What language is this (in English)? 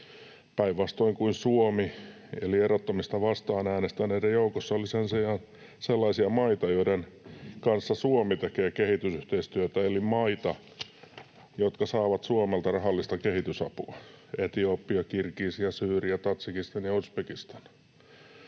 Finnish